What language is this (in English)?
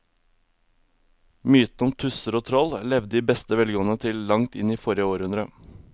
Norwegian